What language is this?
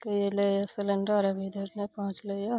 Maithili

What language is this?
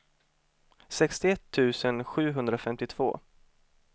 Swedish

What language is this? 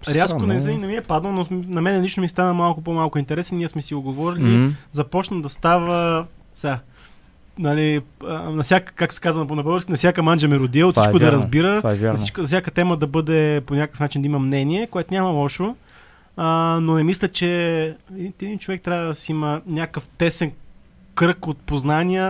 Bulgarian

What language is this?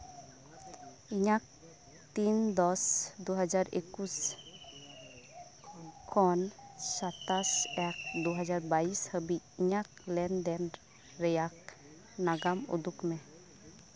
Santali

